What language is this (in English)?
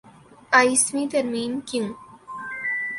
Urdu